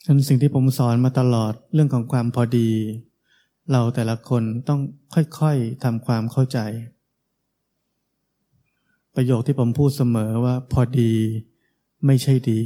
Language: Thai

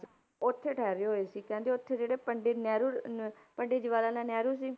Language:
Punjabi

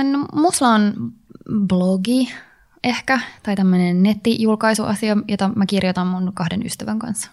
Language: Finnish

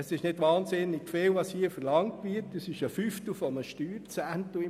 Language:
Swiss German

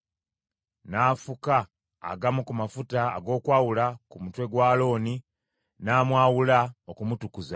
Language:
Ganda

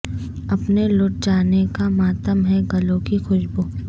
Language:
Urdu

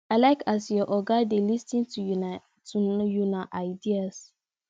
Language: Nigerian Pidgin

